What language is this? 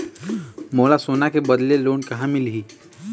Chhattisgarhi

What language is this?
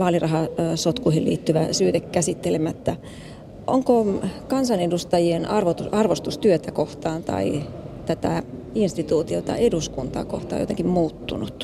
Finnish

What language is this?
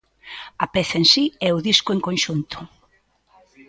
Galician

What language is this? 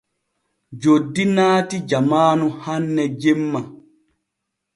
Borgu Fulfulde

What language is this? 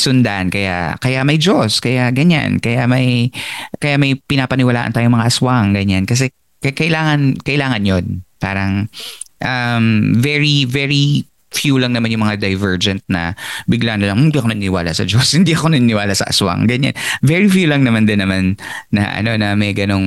Filipino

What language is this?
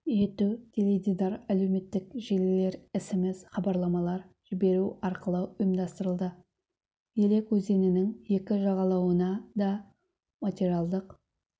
Kazakh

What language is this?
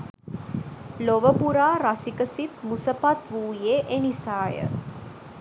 Sinhala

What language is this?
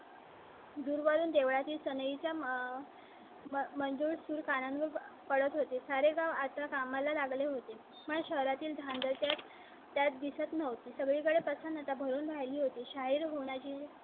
Marathi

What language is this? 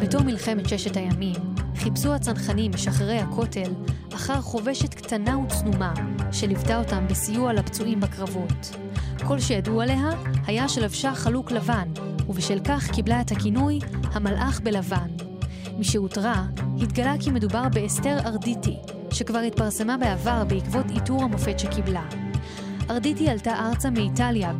Hebrew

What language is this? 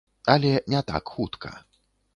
Belarusian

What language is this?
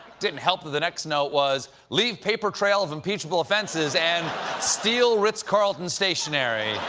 English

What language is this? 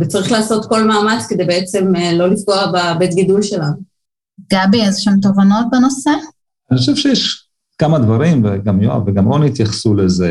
Hebrew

